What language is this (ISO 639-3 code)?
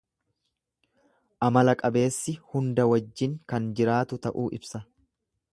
orm